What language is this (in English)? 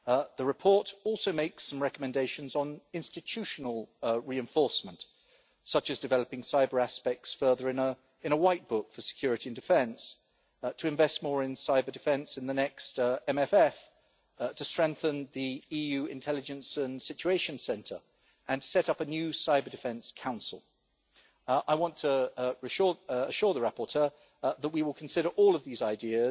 English